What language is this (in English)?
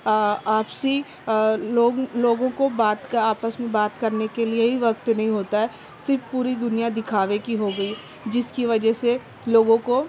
Urdu